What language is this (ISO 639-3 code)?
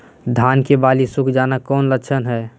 mag